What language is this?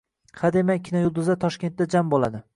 Uzbek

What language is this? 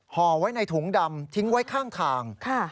Thai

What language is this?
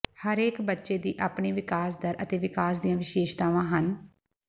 Punjabi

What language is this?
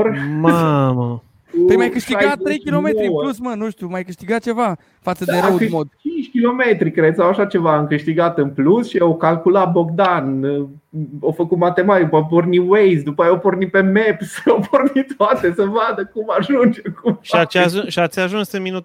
Romanian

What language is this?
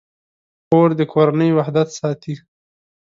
Pashto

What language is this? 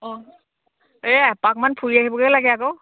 Assamese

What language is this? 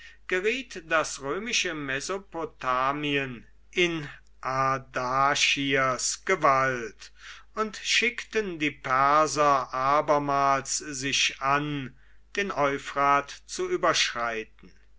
German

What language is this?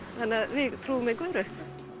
Icelandic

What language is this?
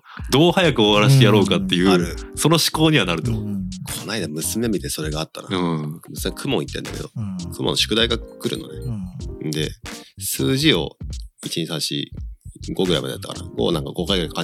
Japanese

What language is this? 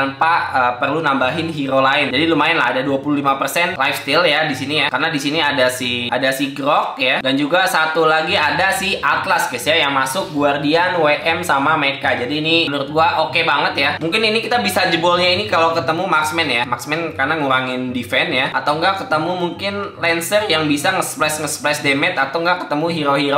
Indonesian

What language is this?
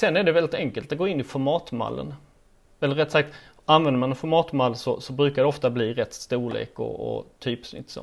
Swedish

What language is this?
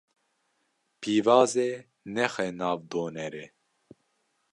Kurdish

